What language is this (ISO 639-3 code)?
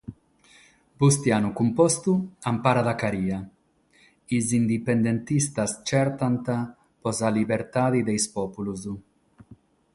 srd